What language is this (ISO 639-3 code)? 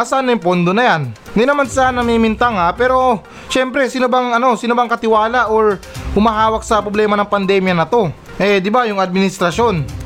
fil